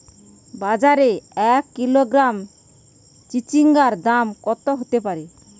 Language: Bangla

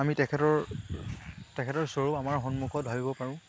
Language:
Assamese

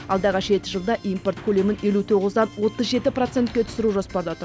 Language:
Kazakh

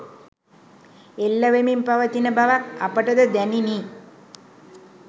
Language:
Sinhala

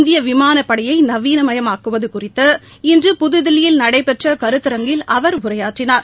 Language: Tamil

